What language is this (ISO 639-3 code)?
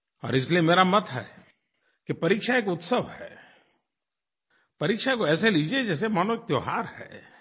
hin